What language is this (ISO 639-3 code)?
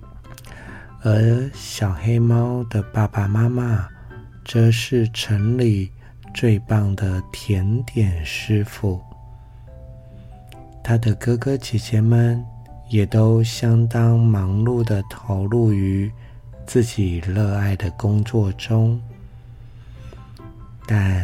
zho